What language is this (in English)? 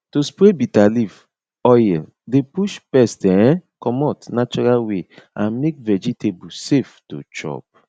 Nigerian Pidgin